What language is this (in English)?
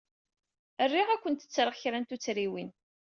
Kabyle